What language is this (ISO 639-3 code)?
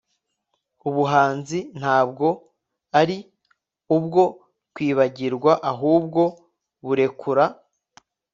kin